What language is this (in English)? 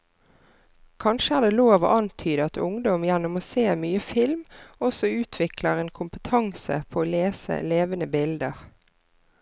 Norwegian